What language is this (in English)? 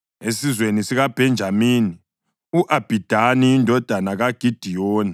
North Ndebele